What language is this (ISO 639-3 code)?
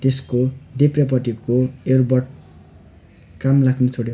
nep